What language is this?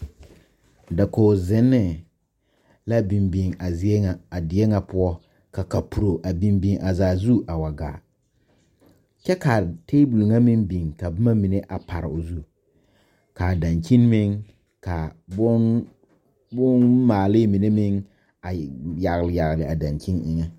Southern Dagaare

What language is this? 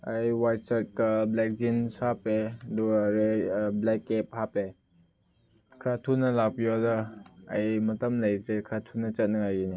Manipuri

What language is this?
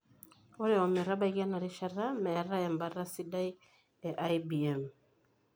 Masai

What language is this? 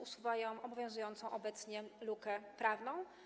Polish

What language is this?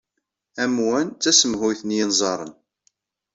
Kabyle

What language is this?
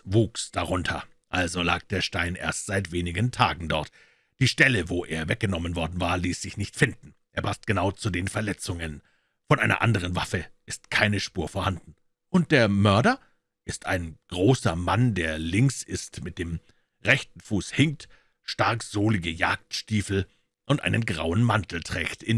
German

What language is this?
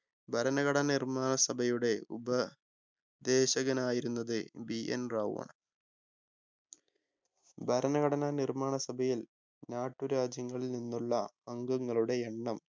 Malayalam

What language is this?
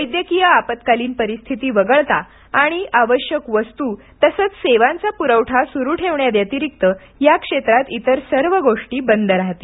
Marathi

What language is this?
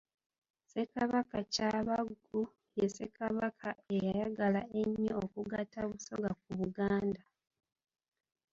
Ganda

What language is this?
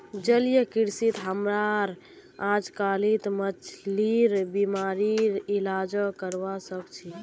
Magahi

